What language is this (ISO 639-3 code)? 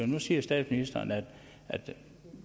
dan